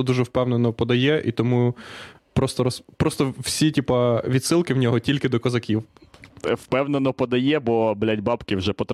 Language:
Ukrainian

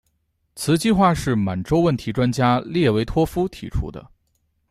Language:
Chinese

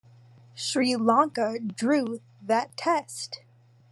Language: English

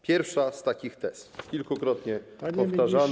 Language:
Polish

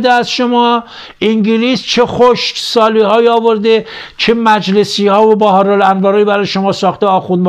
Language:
Persian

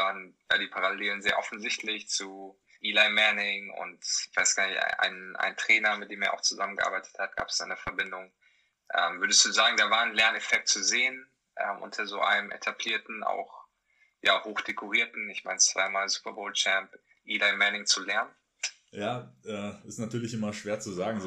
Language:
German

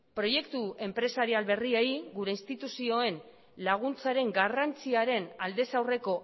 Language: Basque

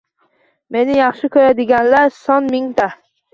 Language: Uzbek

